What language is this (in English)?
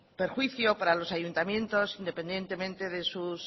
Spanish